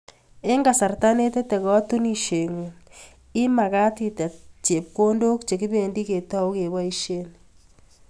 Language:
Kalenjin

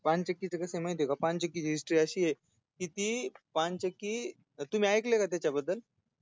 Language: Marathi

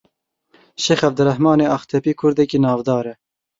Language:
Kurdish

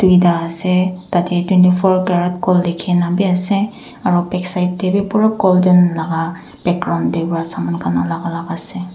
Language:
Naga Pidgin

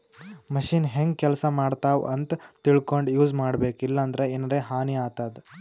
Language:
Kannada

